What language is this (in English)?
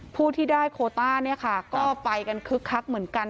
Thai